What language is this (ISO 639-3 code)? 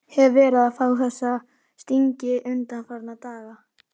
isl